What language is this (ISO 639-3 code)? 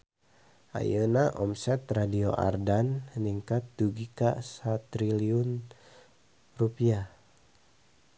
sun